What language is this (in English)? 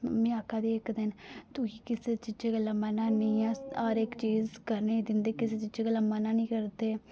Dogri